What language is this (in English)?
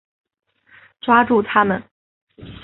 Chinese